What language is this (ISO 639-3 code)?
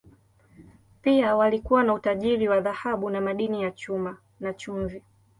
swa